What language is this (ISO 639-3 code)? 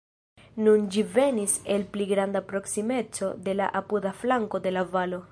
epo